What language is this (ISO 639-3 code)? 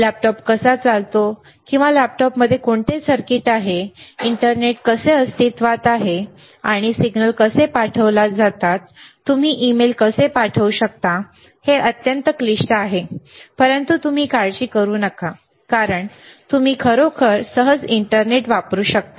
mar